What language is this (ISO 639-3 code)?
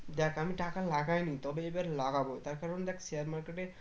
ben